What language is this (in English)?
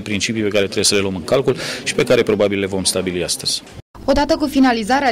Romanian